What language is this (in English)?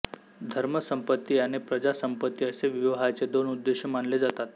Marathi